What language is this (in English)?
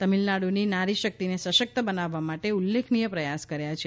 Gujarati